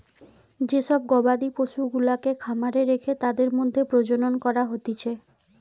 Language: Bangla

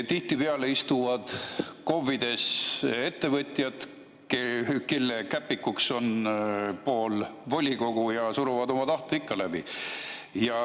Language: Estonian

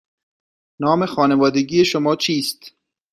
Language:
Persian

